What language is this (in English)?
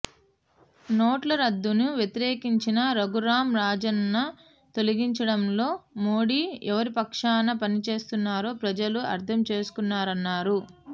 Telugu